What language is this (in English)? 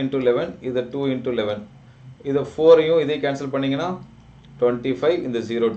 Hindi